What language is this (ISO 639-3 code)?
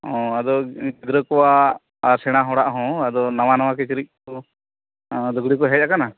sat